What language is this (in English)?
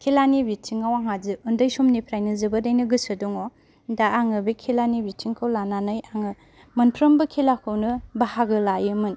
Bodo